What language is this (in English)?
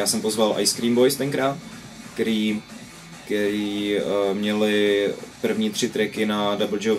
Czech